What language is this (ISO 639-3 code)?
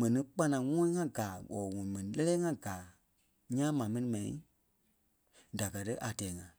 kpe